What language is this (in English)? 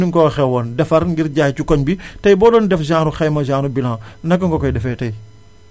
Wolof